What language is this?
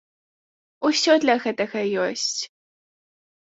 Belarusian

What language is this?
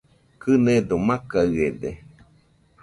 Nüpode Huitoto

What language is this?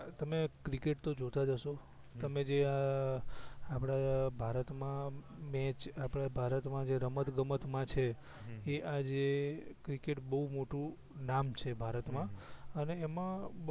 Gujarati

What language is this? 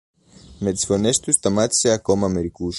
Greek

